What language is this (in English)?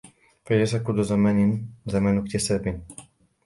Arabic